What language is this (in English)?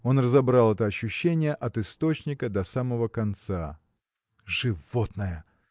Russian